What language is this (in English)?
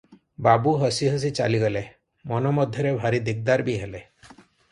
Odia